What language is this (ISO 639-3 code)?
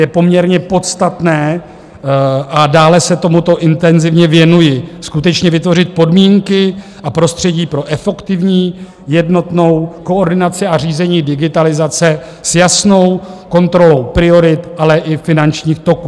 ces